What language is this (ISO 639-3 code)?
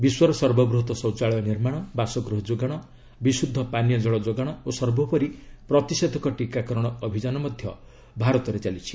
ori